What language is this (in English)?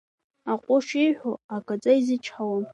Abkhazian